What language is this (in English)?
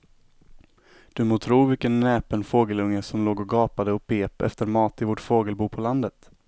Swedish